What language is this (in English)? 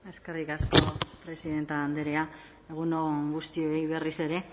Basque